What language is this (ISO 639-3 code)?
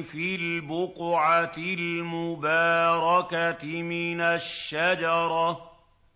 ara